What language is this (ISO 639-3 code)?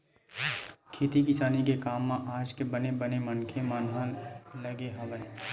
hne